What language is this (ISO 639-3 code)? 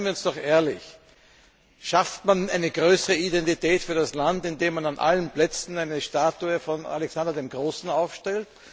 deu